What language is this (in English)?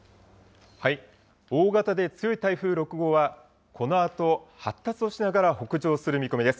Japanese